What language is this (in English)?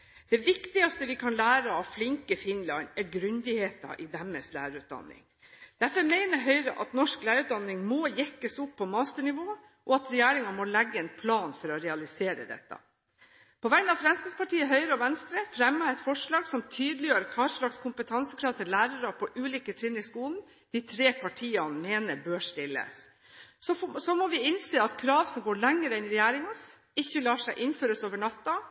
Norwegian Bokmål